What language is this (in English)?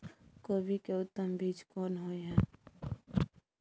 Maithili